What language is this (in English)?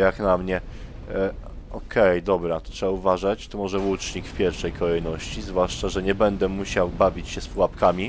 Polish